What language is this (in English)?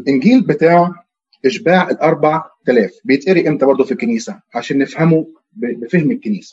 Arabic